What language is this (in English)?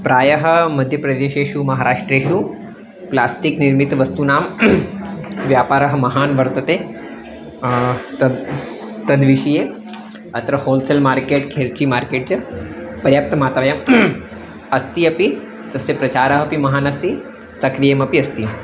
Sanskrit